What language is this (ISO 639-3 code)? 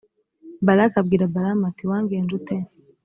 kin